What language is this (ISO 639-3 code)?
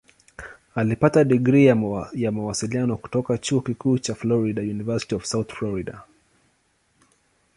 swa